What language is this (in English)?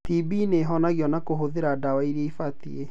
Kikuyu